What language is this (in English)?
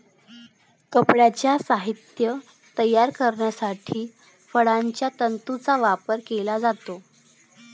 Marathi